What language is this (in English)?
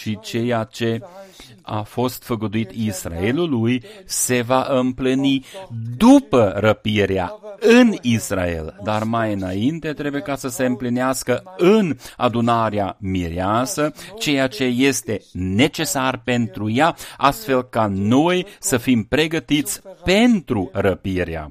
Romanian